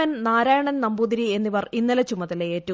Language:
Malayalam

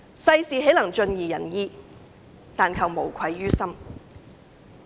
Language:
Cantonese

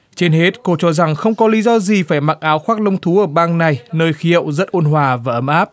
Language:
Vietnamese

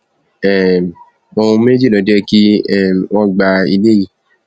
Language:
Yoruba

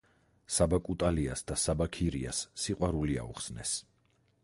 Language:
Georgian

